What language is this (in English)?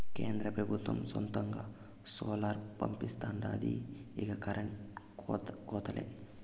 Telugu